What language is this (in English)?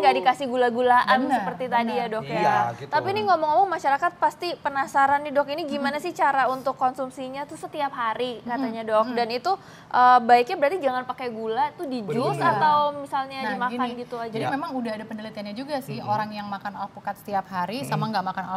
Indonesian